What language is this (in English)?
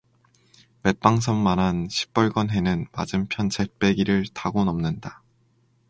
Korean